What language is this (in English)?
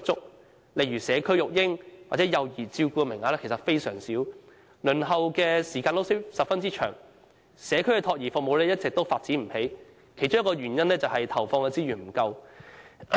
Cantonese